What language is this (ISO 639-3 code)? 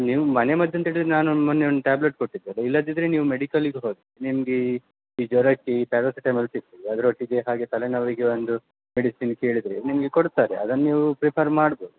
kan